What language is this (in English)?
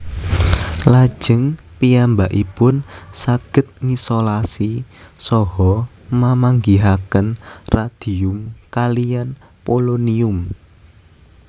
Javanese